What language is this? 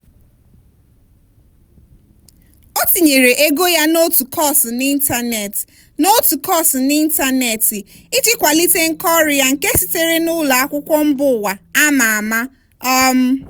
Igbo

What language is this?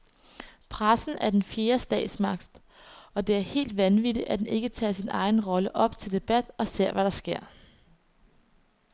Danish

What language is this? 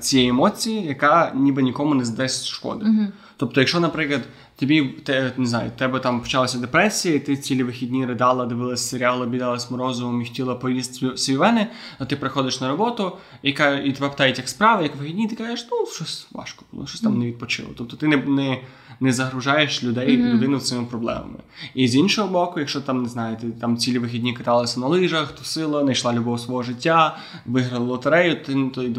Ukrainian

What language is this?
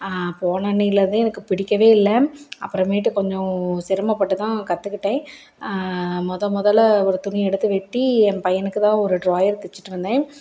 Tamil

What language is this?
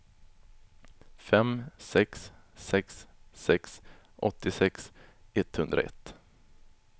Swedish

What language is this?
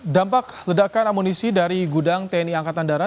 Indonesian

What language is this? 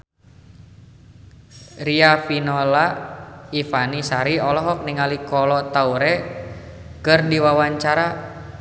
Sundanese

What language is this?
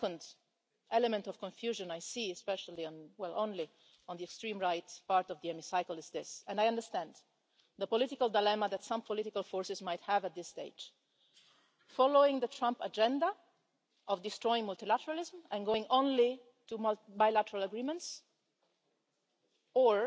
English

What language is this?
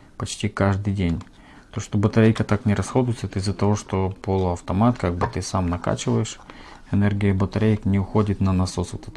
Russian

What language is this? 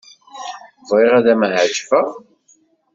Kabyle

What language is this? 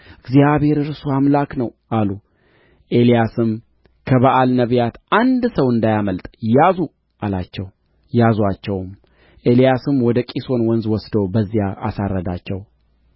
Amharic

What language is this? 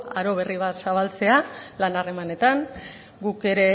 Basque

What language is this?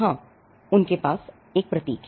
Hindi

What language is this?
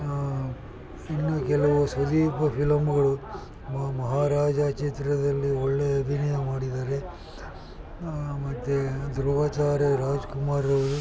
Kannada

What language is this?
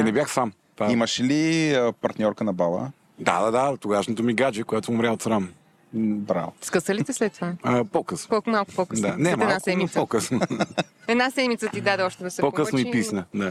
Bulgarian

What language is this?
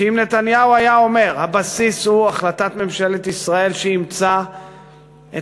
Hebrew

